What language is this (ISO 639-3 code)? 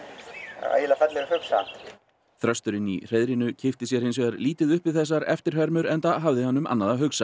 isl